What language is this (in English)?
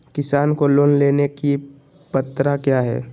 Magahi